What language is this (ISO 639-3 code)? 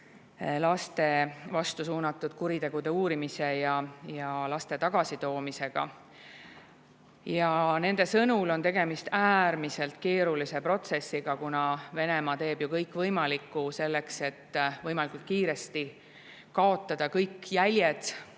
est